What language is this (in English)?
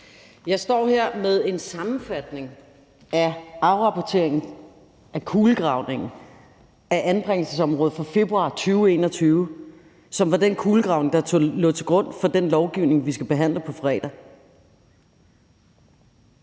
Danish